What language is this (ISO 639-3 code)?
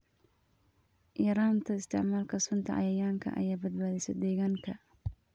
som